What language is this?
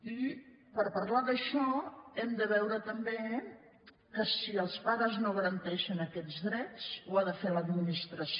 Catalan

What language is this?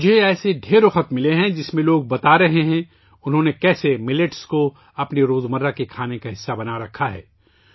Urdu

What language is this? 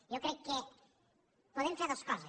Catalan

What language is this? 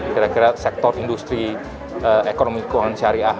Indonesian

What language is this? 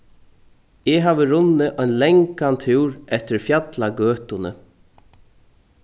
Faroese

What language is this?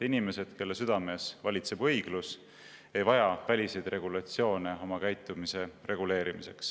Estonian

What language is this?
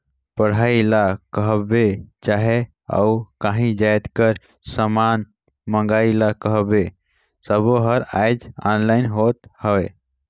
Chhattisgarhi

